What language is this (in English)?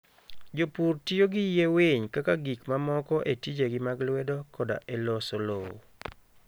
Luo (Kenya and Tanzania)